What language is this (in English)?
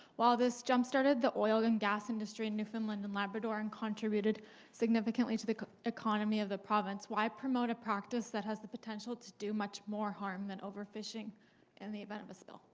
English